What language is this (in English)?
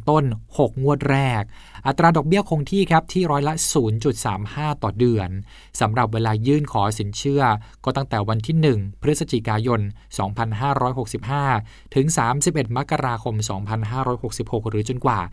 Thai